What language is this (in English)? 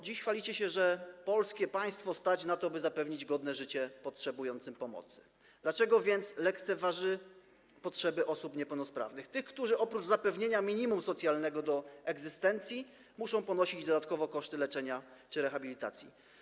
Polish